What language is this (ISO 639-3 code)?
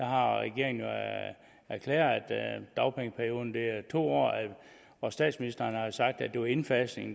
dan